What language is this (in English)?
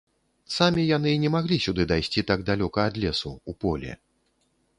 Belarusian